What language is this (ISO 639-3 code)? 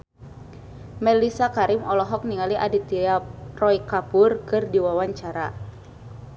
sun